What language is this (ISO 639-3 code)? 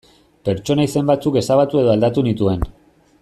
eus